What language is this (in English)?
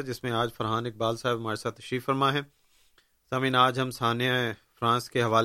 Urdu